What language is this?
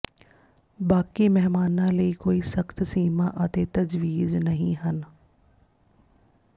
Punjabi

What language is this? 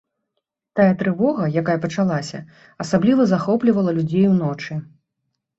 Belarusian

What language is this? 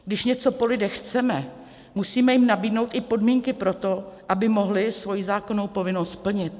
Czech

